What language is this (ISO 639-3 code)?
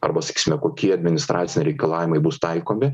lit